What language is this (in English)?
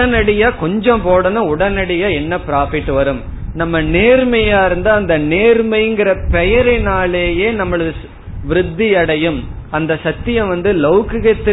Tamil